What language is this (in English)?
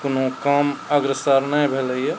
Maithili